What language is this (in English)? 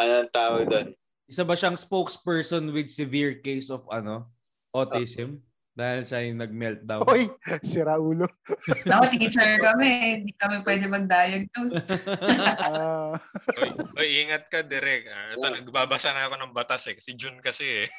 Filipino